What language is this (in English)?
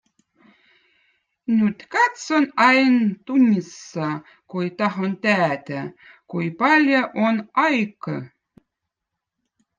Votic